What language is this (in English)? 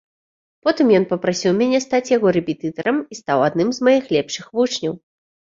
Belarusian